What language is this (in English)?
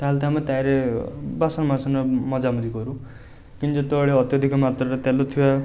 Odia